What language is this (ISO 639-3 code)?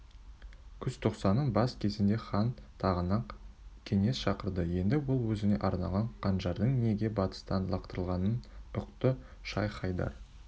kaz